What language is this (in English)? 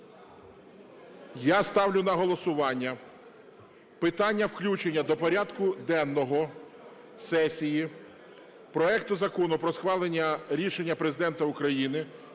Ukrainian